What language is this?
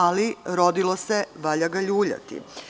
Serbian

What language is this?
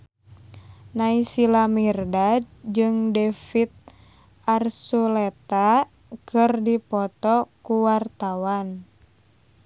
Sundanese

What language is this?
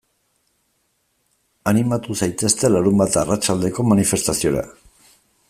Basque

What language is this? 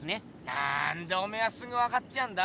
Japanese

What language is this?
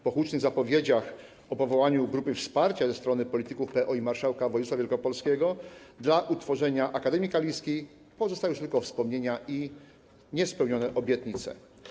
Polish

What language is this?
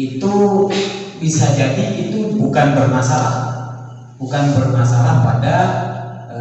Indonesian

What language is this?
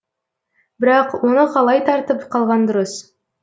Kazakh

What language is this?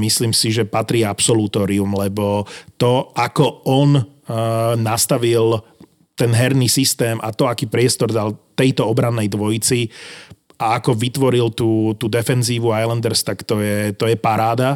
Slovak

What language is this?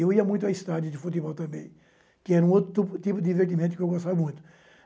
Portuguese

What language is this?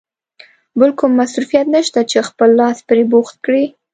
Pashto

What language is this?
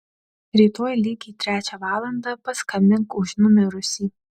Lithuanian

